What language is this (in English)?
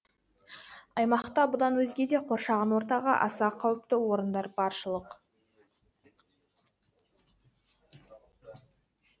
Kazakh